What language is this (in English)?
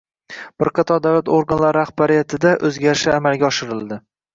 Uzbek